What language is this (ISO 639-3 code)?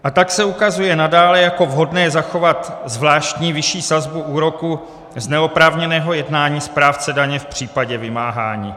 ces